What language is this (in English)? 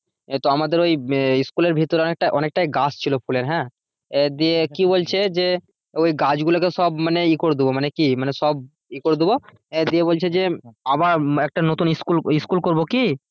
Bangla